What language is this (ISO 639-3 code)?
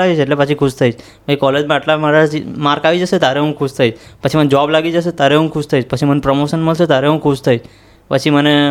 guj